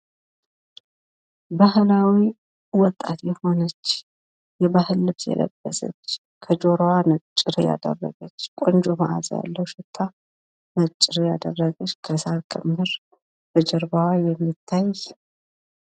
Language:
Amharic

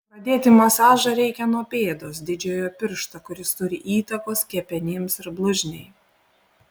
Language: Lithuanian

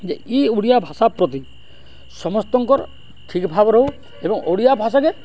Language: Odia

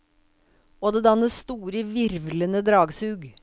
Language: Norwegian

